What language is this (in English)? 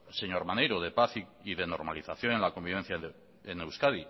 Spanish